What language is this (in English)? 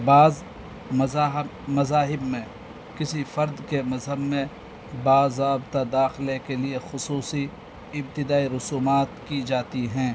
Urdu